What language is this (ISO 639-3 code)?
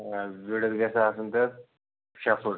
kas